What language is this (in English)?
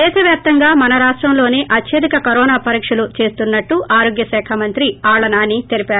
Telugu